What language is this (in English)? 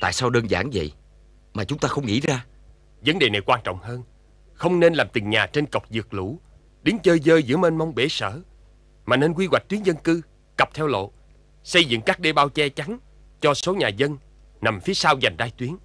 Vietnamese